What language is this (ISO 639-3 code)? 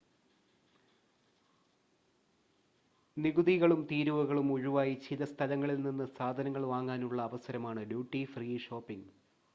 mal